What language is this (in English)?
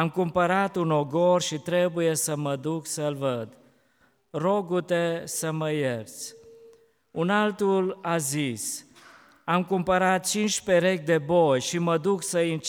Romanian